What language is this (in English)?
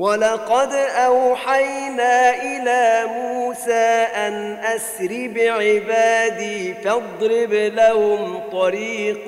Arabic